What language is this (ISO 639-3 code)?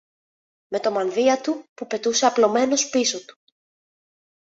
ell